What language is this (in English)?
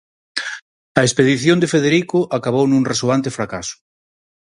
Galician